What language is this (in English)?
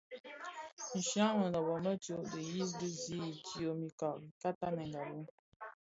Bafia